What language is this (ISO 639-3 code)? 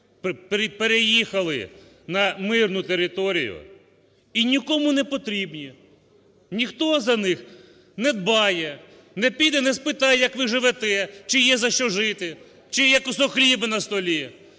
ukr